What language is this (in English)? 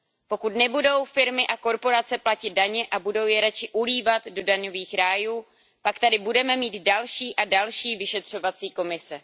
Czech